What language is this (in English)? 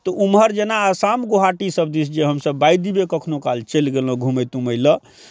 Maithili